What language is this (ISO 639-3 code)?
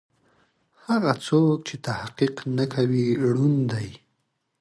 pus